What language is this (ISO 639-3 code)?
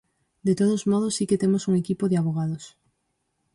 glg